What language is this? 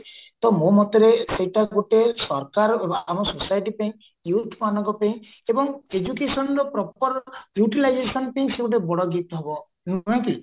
Odia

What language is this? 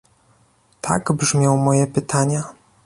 Polish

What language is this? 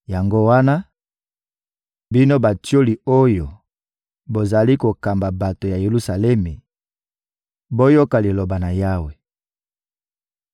Lingala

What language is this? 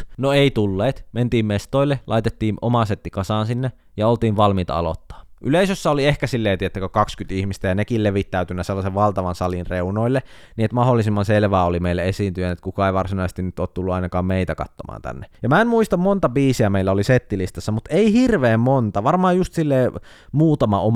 Finnish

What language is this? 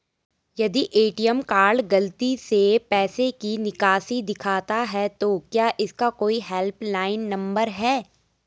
Hindi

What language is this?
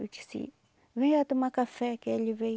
Portuguese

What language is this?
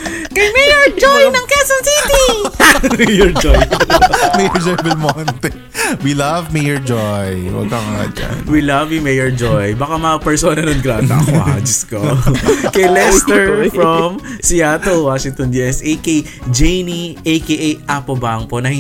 Filipino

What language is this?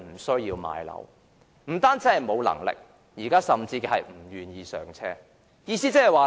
Cantonese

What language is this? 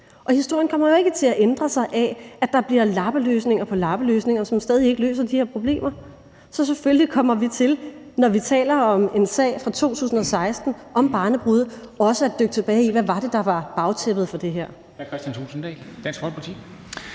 Danish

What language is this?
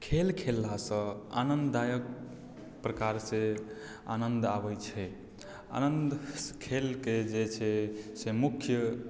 Maithili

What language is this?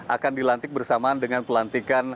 Indonesian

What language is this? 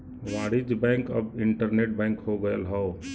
Bhojpuri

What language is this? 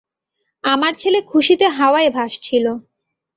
Bangla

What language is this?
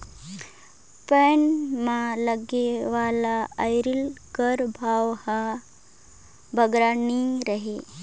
Chhattisgarhi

